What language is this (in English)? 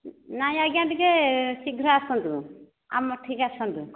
Odia